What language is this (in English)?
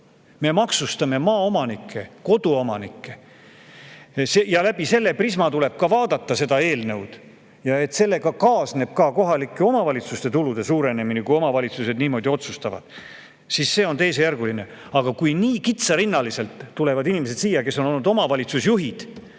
Estonian